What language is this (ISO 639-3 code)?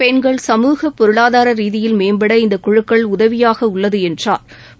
tam